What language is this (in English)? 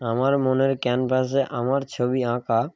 Bangla